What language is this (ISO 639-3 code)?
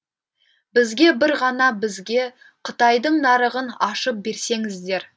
kaz